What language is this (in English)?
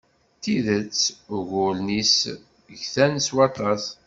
Kabyle